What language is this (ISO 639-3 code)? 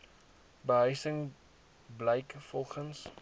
afr